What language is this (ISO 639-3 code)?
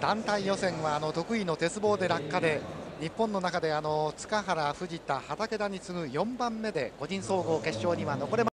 jpn